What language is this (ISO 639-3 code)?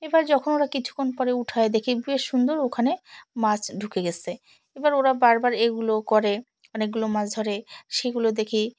ben